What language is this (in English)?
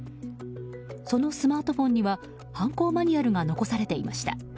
Japanese